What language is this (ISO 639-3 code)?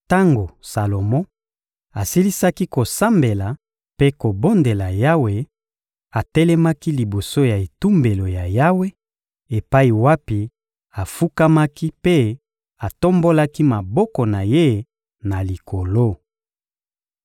lin